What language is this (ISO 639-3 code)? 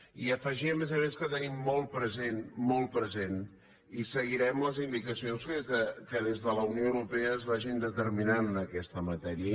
cat